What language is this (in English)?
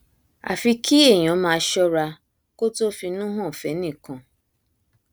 Yoruba